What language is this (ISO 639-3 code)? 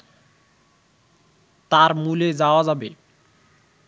ben